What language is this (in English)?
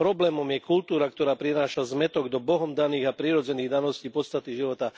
Slovak